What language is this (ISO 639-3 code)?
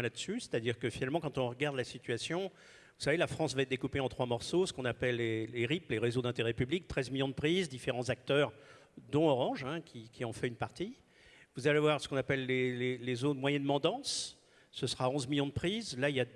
fra